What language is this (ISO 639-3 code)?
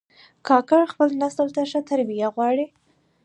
pus